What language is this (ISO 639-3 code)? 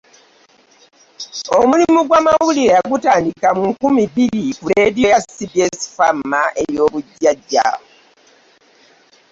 lug